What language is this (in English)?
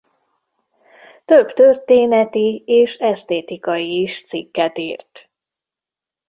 Hungarian